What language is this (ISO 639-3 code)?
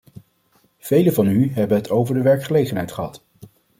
nld